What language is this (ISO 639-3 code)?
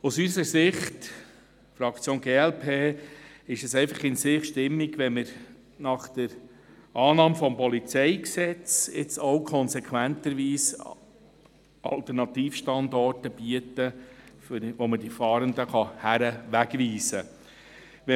gsw